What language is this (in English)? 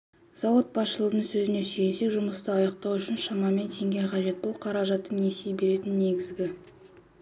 Kazakh